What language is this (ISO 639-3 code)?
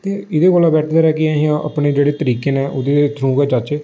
doi